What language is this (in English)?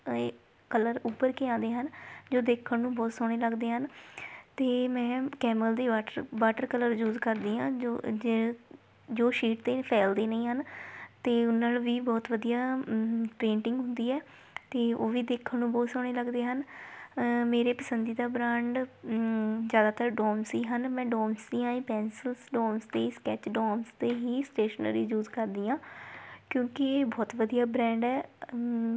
Punjabi